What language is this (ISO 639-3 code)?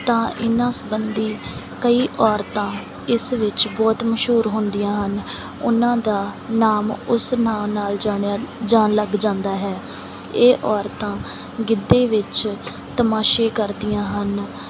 pan